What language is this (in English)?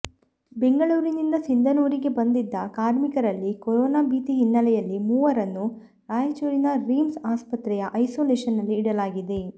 Kannada